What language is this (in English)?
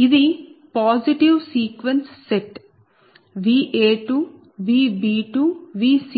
Telugu